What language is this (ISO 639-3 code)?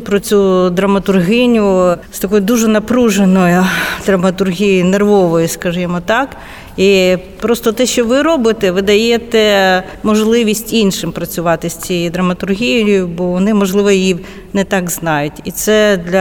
ukr